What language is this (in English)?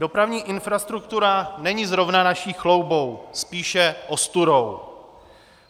Czech